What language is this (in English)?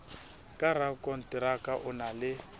Southern Sotho